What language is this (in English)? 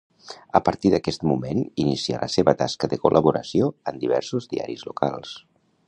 Catalan